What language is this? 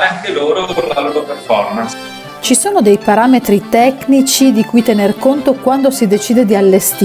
Italian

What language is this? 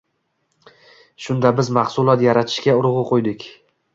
Uzbek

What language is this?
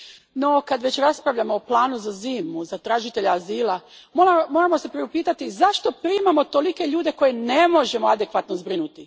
Croatian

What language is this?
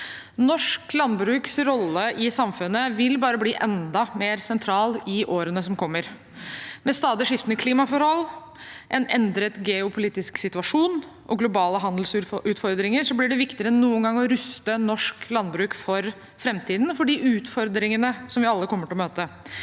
Norwegian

